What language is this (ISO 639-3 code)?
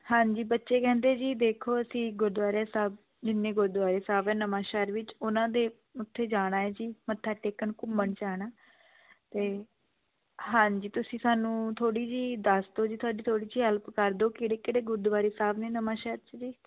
pan